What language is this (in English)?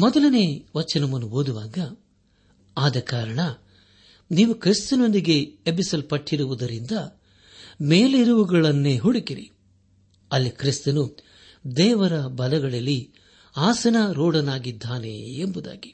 Kannada